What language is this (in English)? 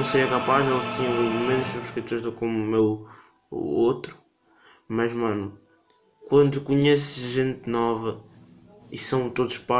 Portuguese